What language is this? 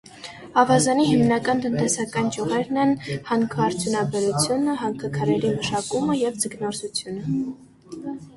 Armenian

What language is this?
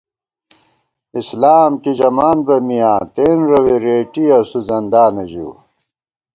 Gawar-Bati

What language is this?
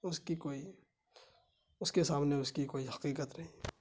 Urdu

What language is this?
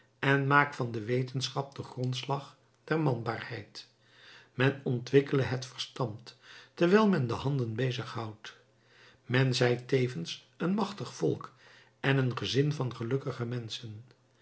Dutch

